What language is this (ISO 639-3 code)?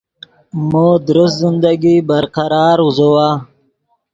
ydg